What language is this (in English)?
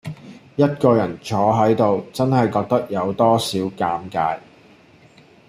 Cantonese